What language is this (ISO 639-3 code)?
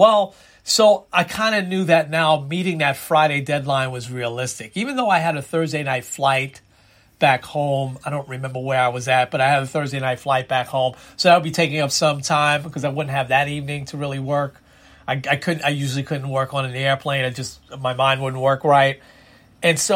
eng